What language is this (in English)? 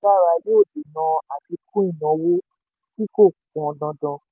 Yoruba